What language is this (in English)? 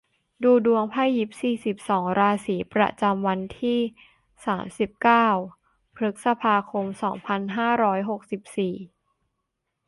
Thai